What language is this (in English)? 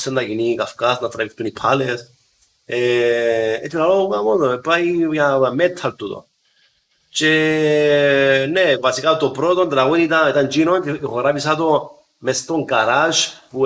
Greek